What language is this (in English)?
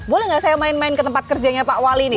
Indonesian